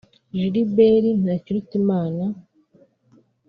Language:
Kinyarwanda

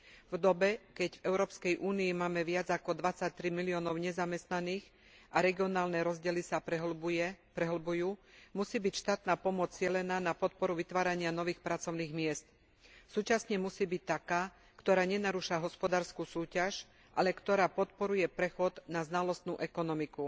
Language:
Slovak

